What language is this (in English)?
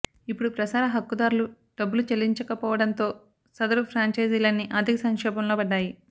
Telugu